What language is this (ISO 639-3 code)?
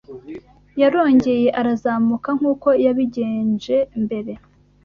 kin